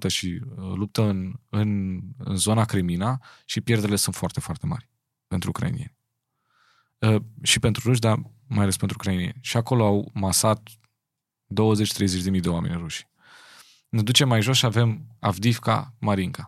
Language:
Romanian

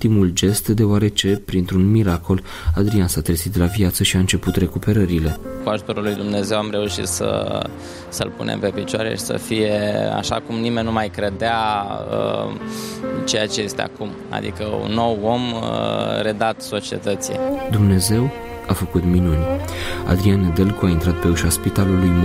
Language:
Romanian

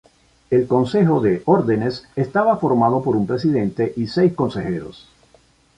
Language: Spanish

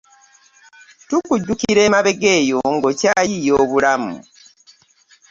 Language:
Ganda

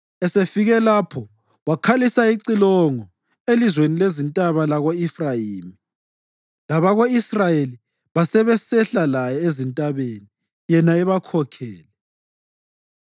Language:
North Ndebele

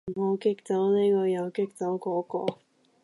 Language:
Cantonese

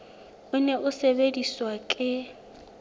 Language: Southern Sotho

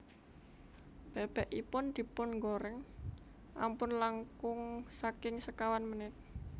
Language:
Javanese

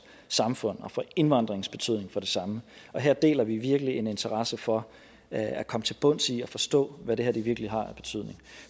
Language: Danish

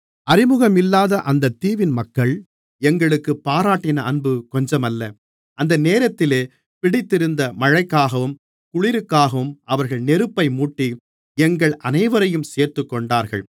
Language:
Tamil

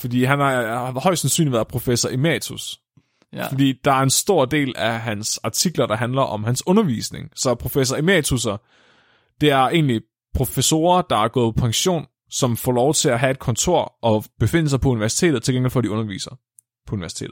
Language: Danish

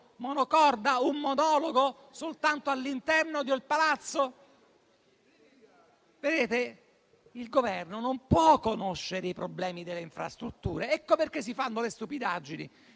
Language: Italian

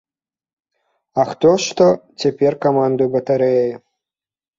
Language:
Belarusian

